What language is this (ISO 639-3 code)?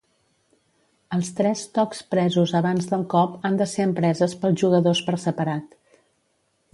cat